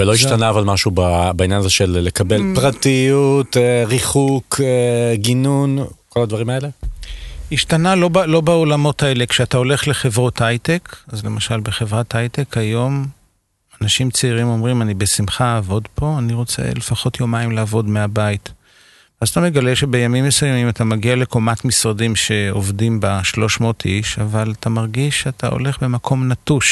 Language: Hebrew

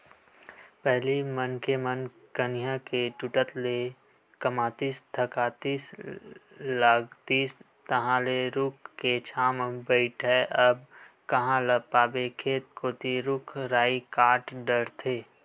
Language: Chhattisgarhi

